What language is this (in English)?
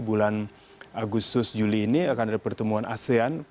Indonesian